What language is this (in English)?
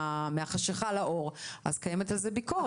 Hebrew